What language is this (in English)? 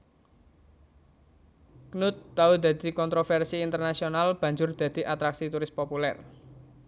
Javanese